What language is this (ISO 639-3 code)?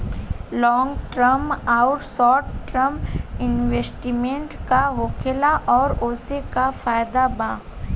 bho